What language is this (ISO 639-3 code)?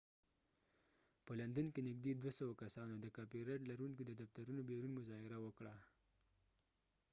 pus